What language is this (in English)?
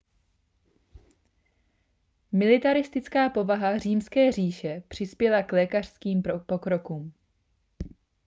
Czech